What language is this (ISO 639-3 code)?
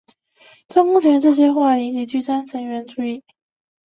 zho